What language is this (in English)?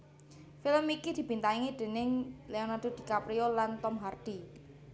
Javanese